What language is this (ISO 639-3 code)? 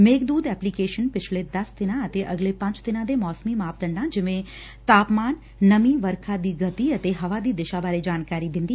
pan